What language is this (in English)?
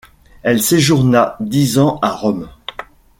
French